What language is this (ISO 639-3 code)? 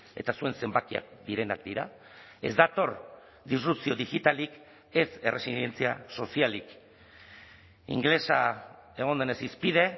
eus